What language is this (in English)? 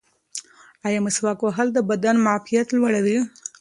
Pashto